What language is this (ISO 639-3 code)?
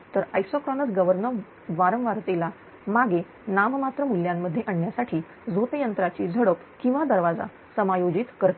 mar